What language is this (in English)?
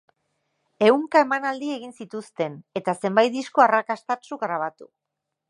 Basque